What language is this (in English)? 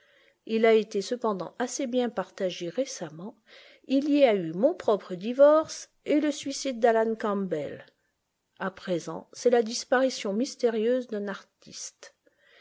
French